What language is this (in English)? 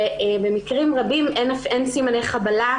Hebrew